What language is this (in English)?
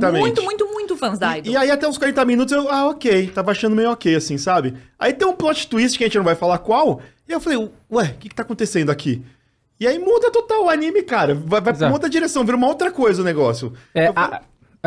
Portuguese